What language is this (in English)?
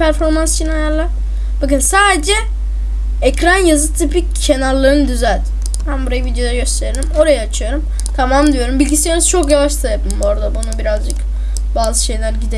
Turkish